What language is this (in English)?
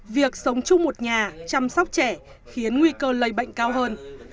Vietnamese